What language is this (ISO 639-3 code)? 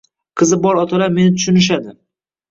uzb